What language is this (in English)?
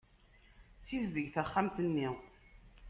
Kabyle